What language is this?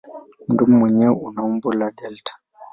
Swahili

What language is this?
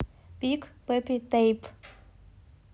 Russian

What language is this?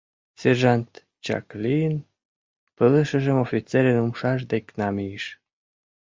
Mari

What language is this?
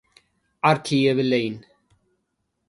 Tigrinya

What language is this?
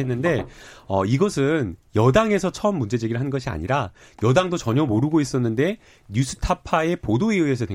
Korean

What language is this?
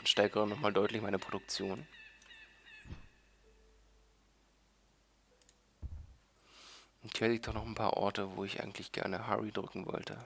German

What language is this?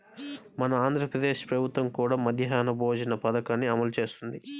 Telugu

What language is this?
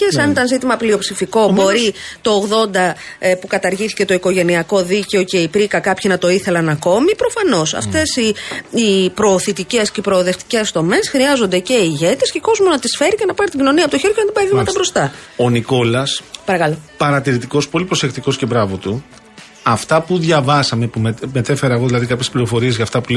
Greek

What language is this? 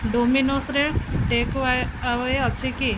Odia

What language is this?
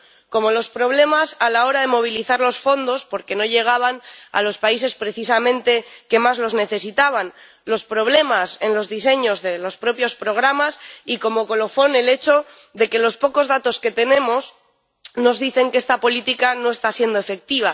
Spanish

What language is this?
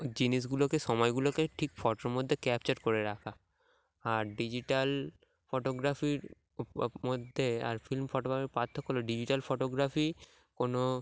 Bangla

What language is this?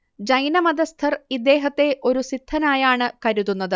Malayalam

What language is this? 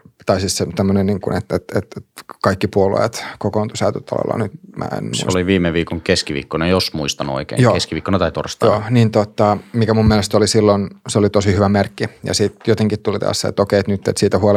Finnish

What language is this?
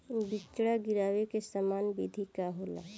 Bhojpuri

